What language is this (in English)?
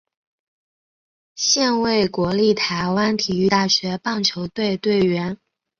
Chinese